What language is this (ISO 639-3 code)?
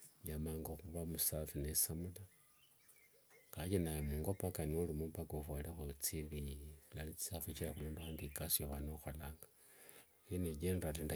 lwg